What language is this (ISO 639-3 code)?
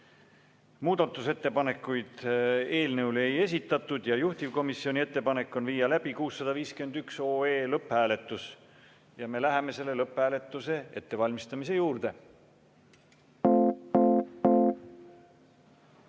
est